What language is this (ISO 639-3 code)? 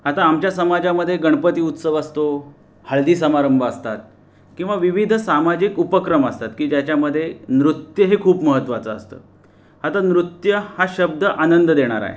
mar